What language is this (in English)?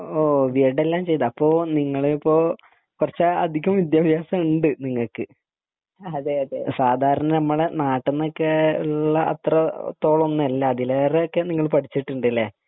Malayalam